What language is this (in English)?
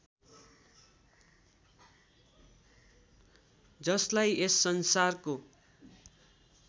Nepali